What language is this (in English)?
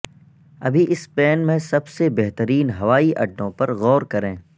Urdu